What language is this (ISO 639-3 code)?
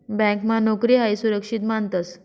mar